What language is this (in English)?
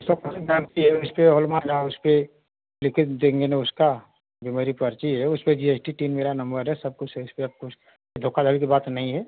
Hindi